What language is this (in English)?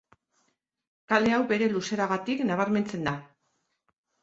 Basque